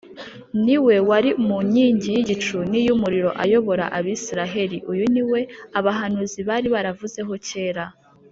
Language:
Kinyarwanda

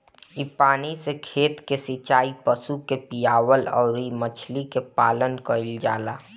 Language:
Bhojpuri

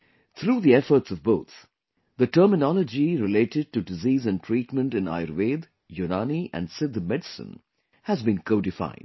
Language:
English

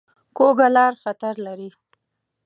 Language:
Pashto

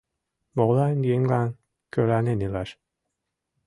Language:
Mari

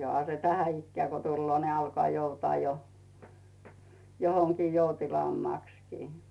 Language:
Finnish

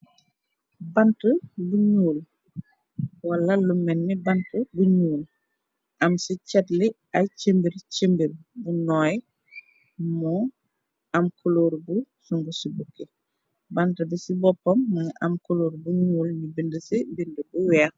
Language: Wolof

